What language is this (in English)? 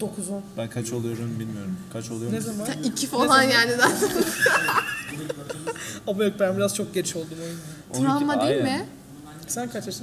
Turkish